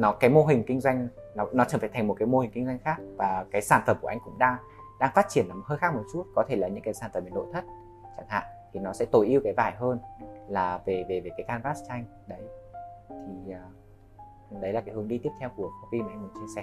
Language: Vietnamese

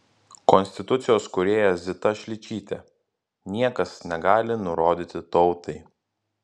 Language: Lithuanian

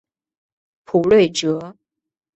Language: Chinese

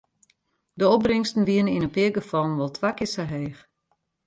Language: Western Frisian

